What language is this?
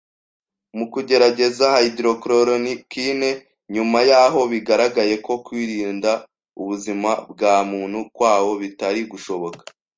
Kinyarwanda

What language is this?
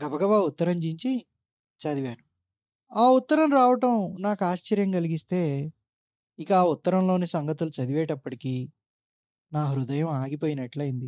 Telugu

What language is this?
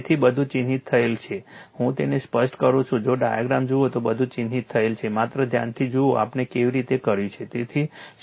Gujarati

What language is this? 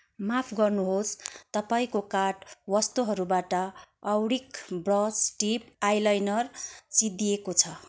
Nepali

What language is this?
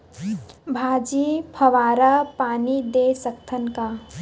Chhattisgarhi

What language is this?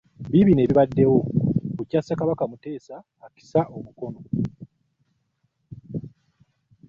Ganda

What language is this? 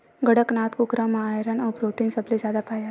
Chhattisgarhi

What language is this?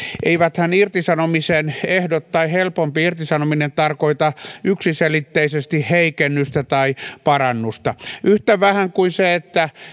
Finnish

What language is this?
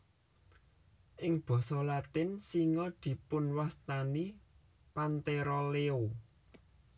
Javanese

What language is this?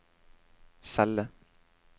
Norwegian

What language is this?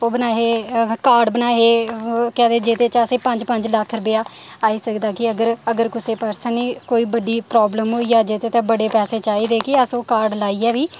Dogri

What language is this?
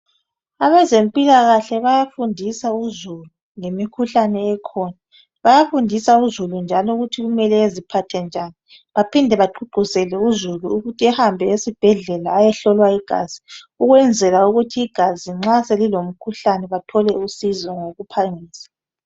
North Ndebele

